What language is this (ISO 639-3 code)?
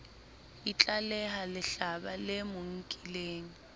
sot